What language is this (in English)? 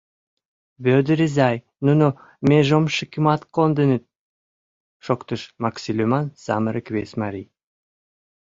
Mari